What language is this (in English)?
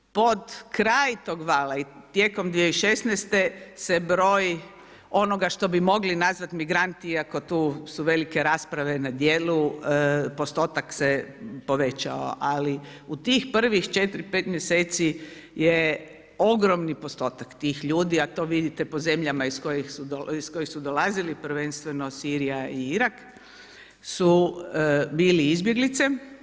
Croatian